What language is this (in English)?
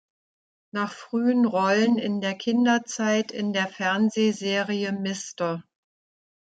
German